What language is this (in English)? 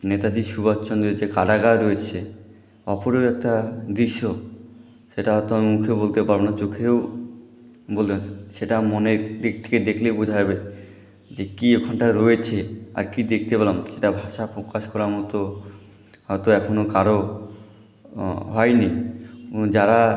Bangla